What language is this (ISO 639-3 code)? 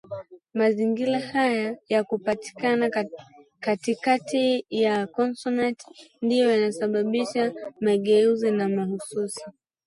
swa